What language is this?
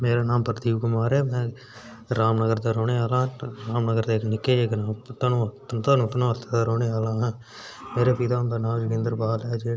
Dogri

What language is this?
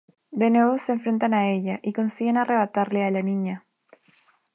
Spanish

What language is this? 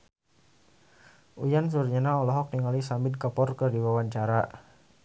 Sundanese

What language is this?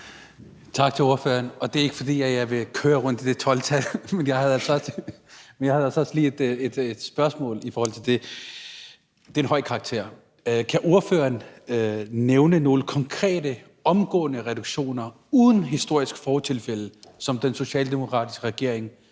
Danish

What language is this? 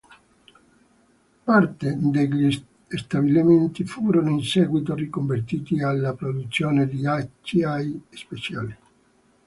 Italian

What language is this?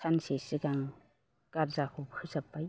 Bodo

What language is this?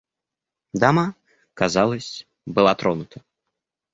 Russian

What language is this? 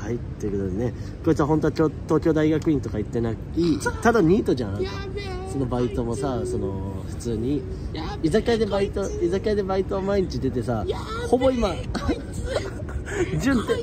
Japanese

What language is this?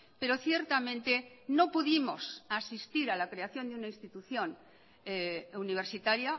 Spanish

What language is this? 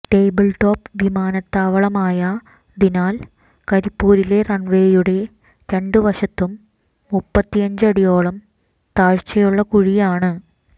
Malayalam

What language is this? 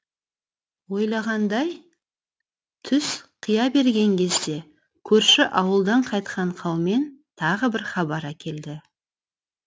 Kazakh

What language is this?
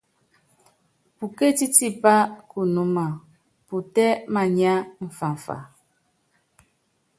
Yangben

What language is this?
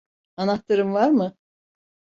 Turkish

